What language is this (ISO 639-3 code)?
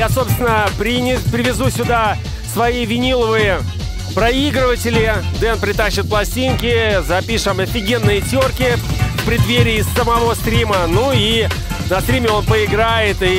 rus